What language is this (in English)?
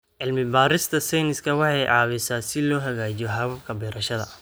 Somali